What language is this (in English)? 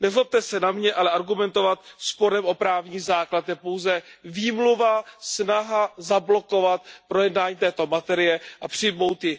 Czech